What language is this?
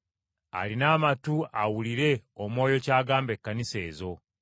Ganda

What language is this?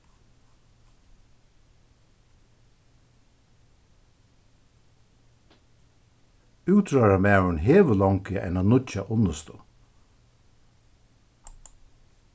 Faroese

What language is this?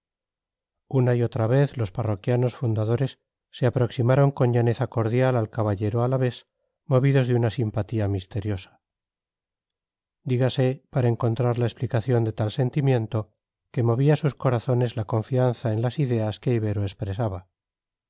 Spanish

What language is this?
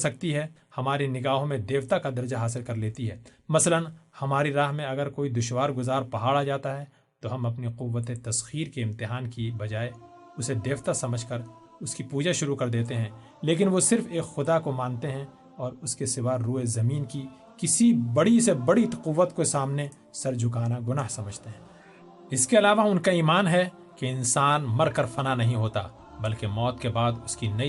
Urdu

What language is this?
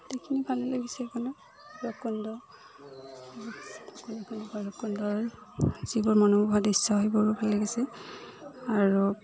Assamese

